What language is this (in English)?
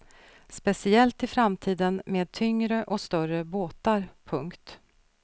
Swedish